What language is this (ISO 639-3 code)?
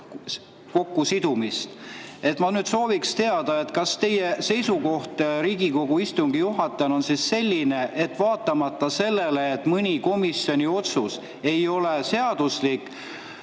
est